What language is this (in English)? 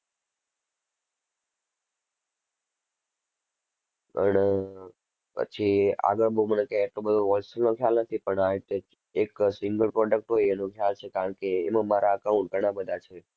Gujarati